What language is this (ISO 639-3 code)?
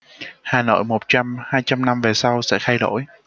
vie